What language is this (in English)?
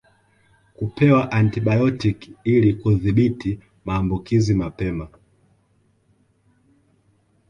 Swahili